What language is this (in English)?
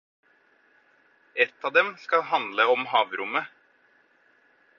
Norwegian Bokmål